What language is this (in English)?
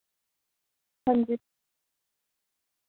Dogri